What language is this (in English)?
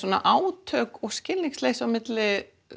Icelandic